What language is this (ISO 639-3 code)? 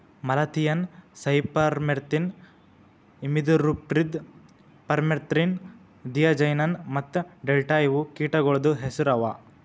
kan